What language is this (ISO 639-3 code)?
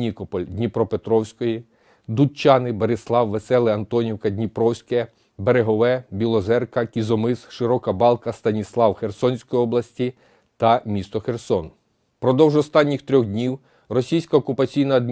ukr